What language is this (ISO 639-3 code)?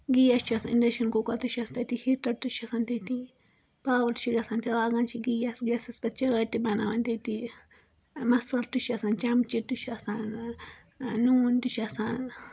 kas